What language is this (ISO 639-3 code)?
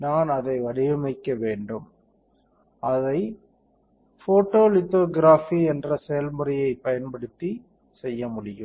tam